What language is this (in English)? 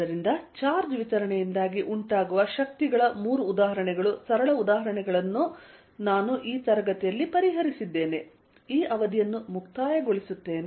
Kannada